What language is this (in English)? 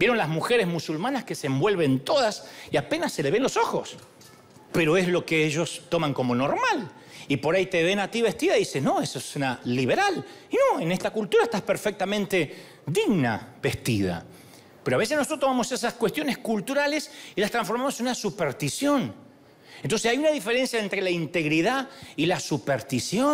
Spanish